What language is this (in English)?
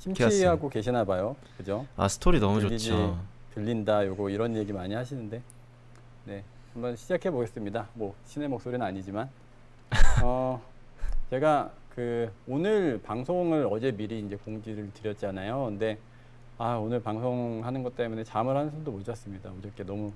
Korean